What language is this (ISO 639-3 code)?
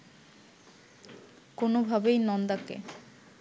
ben